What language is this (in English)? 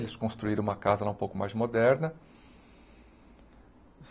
Portuguese